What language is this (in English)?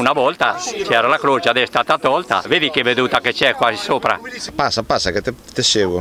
Italian